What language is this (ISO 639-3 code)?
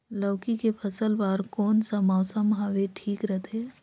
hne